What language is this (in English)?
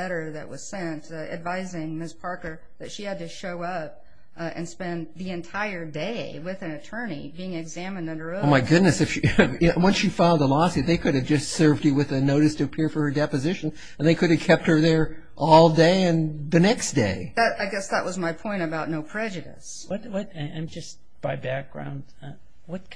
English